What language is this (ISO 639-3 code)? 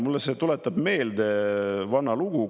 est